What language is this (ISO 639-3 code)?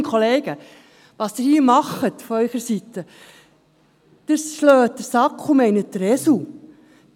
gsw